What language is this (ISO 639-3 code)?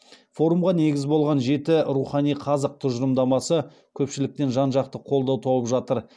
kaz